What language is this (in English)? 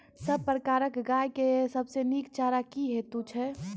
Maithili